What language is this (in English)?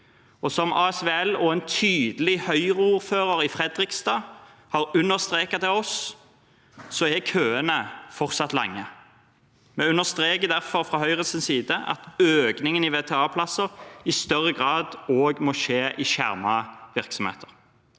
Norwegian